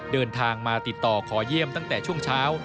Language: Thai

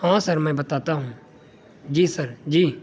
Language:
Urdu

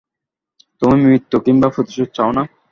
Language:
Bangla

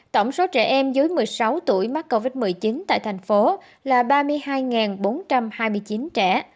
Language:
Vietnamese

